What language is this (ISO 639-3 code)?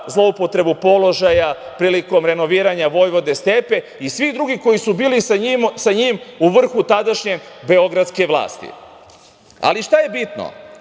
srp